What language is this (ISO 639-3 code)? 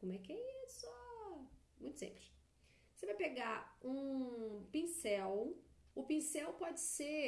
por